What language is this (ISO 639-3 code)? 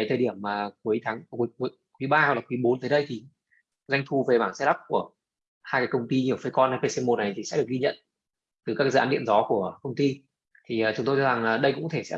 vie